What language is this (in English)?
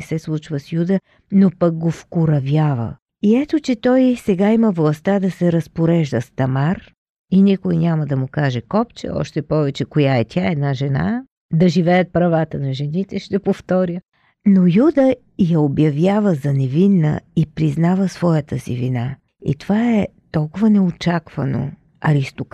Bulgarian